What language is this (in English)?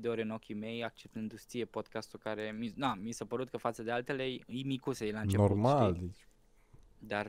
Romanian